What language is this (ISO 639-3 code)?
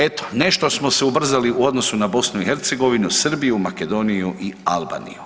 hrv